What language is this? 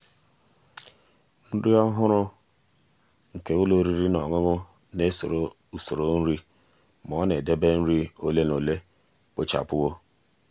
Igbo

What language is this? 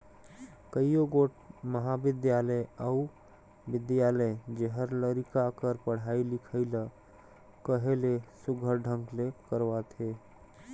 Chhattisgarhi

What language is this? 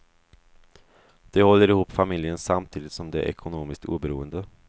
Swedish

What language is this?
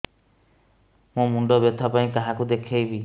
Odia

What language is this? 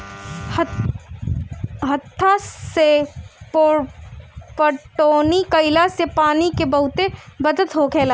Bhojpuri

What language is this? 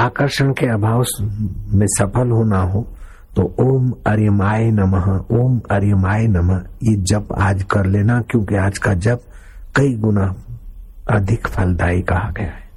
Hindi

